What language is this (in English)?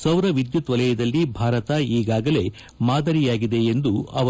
Kannada